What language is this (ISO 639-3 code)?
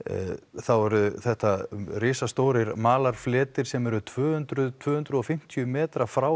isl